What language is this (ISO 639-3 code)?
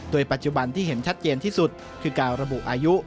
tha